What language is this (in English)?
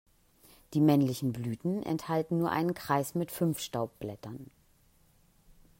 German